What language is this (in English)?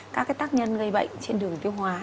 Vietnamese